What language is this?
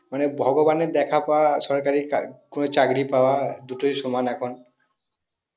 Bangla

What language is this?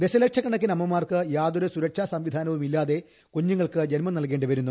Malayalam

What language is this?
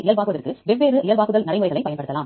Tamil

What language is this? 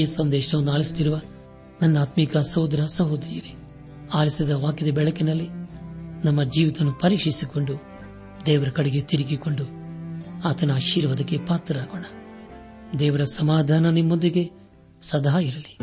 Kannada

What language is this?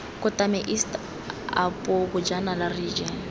Tswana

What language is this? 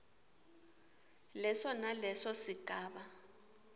Swati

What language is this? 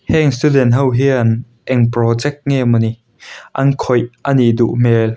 Mizo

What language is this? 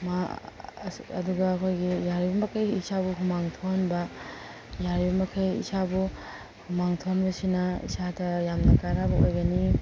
Manipuri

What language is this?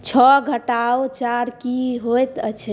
Maithili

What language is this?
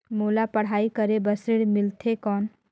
Chhattisgarhi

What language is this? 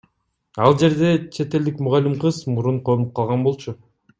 Kyrgyz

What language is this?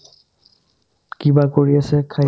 Assamese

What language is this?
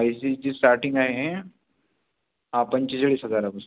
Marathi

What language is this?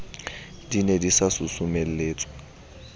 Southern Sotho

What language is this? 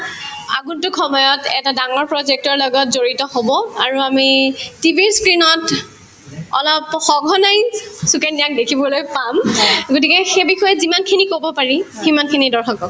Assamese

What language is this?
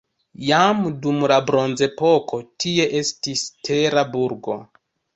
Esperanto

